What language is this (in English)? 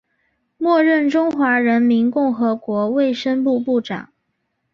Chinese